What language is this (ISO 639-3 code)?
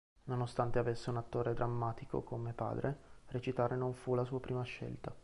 ita